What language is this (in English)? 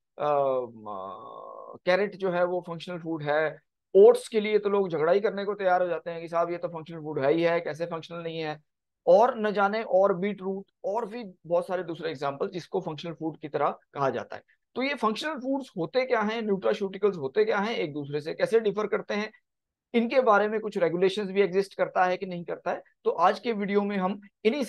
Hindi